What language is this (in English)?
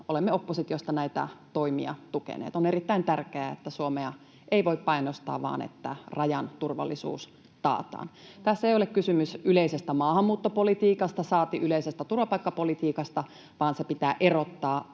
Finnish